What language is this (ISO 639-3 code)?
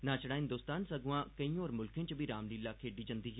doi